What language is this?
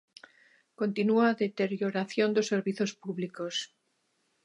Galician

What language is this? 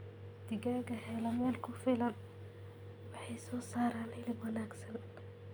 Somali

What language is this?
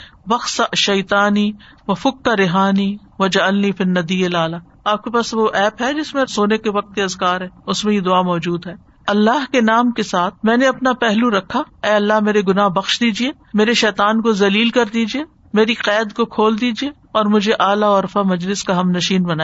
Urdu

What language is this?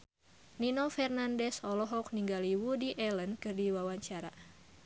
Sundanese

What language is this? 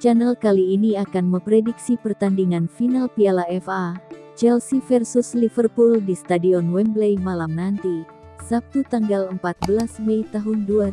Indonesian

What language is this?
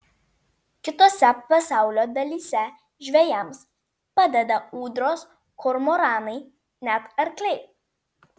Lithuanian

